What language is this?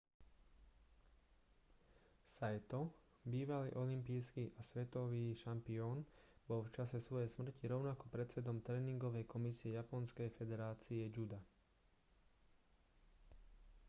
Slovak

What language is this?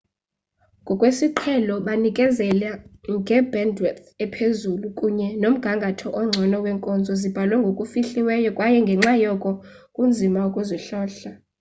Xhosa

